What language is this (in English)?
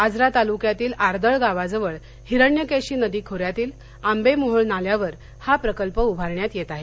Marathi